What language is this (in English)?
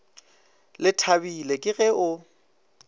Northern Sotho